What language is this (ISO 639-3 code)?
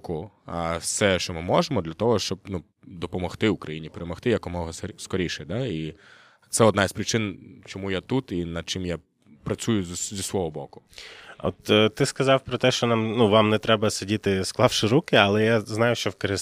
ukr